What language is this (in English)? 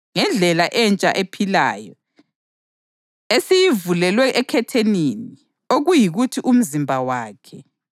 North Ndebele